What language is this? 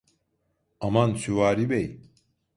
Turkish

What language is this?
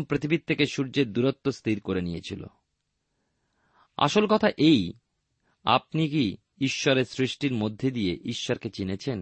Bangla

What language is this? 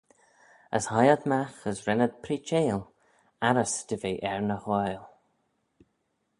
Manx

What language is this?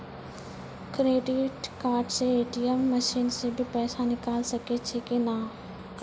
Maithili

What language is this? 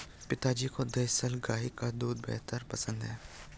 Hindi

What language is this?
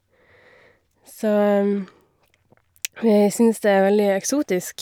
Norwegian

